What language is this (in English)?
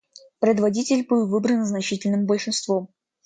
Russian